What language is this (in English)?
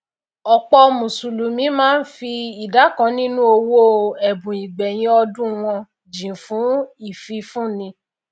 Yoruba